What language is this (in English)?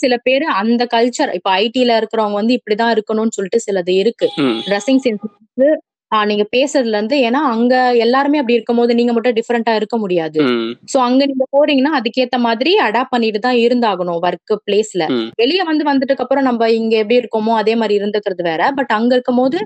Tamil